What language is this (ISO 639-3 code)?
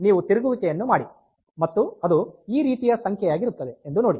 kan